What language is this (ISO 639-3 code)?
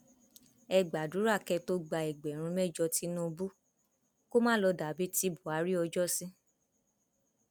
yor